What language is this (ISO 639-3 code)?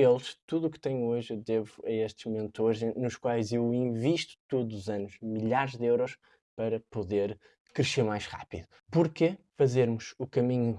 por